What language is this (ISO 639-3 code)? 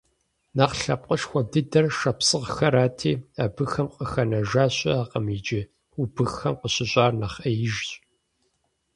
kbd